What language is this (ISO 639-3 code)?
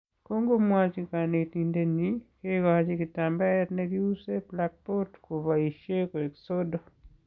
kln